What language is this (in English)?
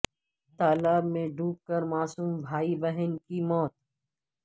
Urdu